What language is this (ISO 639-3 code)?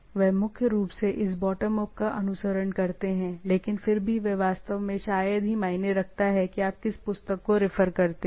hin